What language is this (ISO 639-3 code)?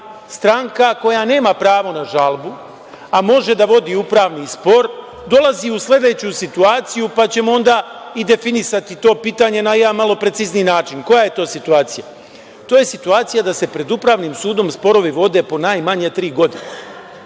srp